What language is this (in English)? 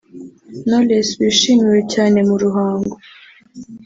Kinyarwanda